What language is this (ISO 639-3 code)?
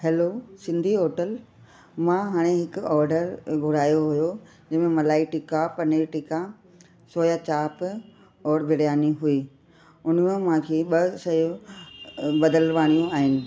snd